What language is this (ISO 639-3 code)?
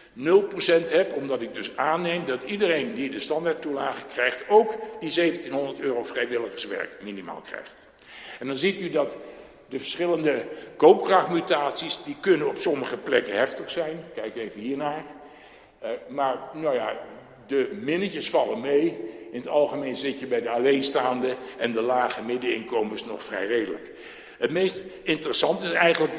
nld